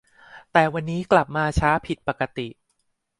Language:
Thai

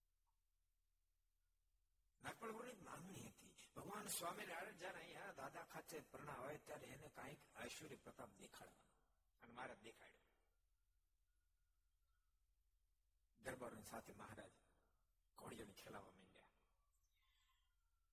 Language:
Gujarati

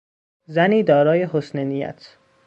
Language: Persian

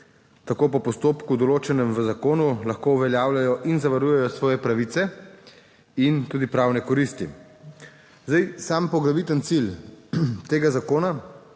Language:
Slovenian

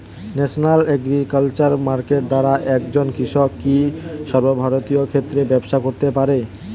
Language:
Bangla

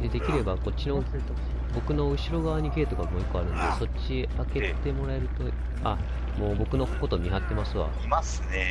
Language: Japanese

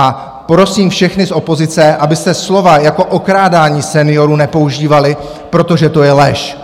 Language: Czech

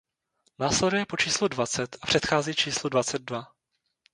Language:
Czech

